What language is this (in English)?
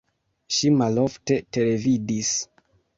Esperanto